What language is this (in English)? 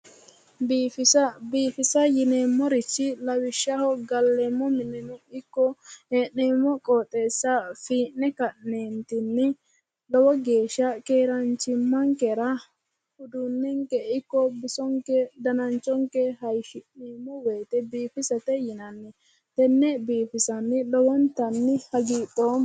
Sidamo